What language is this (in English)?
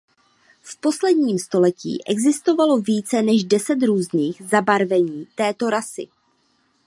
Czech